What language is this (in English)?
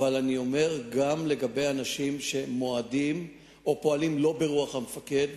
Hebrew